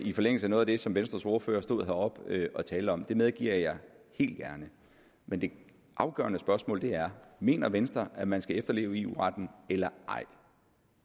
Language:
Danish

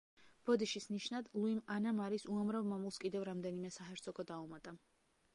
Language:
Georgian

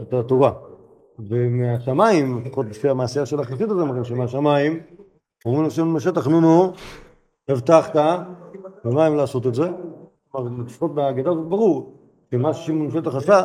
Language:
Hebrew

